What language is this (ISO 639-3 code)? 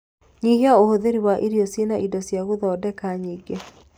kik